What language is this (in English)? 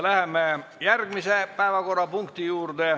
Estonian